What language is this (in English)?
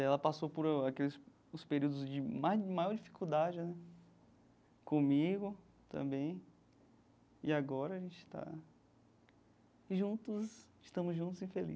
Portuguese